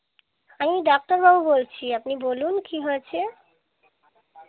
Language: Bangla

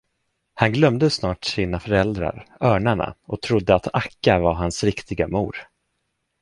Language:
Swedish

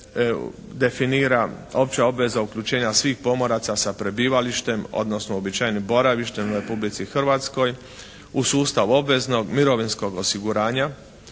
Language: Croatian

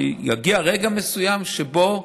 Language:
Hebrew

